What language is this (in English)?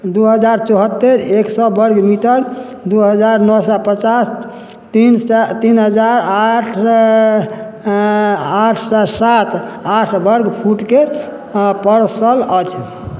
Maithili